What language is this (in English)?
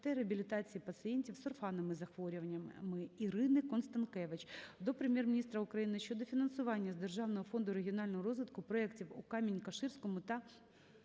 Ukrainian